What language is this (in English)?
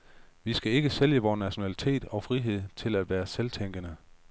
Danish